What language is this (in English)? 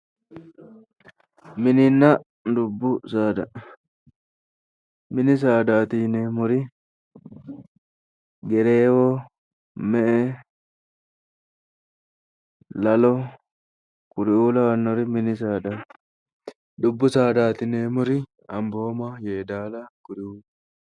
Sidamo